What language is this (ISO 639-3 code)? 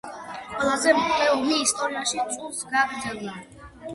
kat